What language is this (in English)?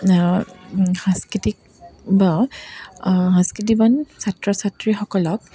Assamese